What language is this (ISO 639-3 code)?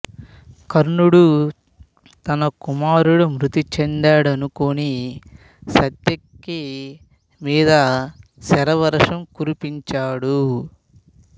tel